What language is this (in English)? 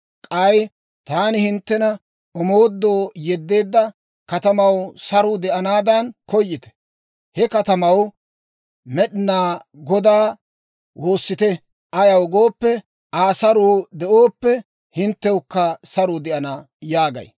Dawro